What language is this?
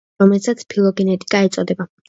Georgian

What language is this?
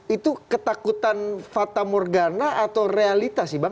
Indonesian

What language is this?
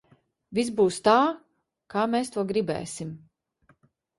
Latvian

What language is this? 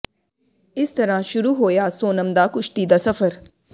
Punjabi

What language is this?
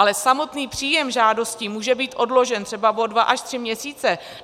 Czech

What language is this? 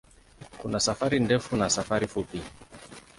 Swahili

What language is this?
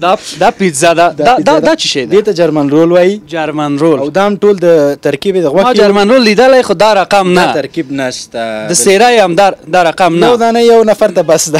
Persian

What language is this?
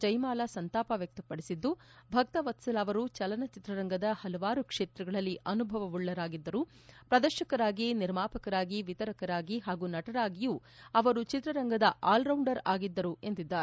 Kannada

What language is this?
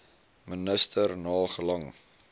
Afrikaans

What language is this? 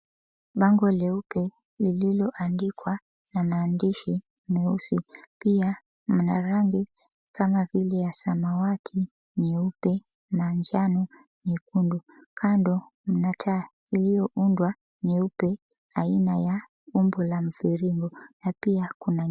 Swahili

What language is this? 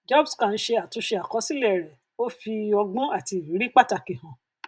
Yoruba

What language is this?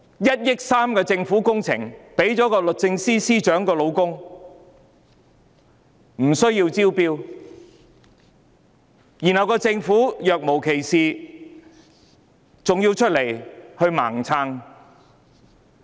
Cantonese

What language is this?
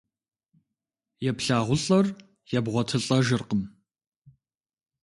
Kabardian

